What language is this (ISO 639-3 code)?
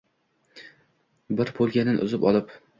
uzb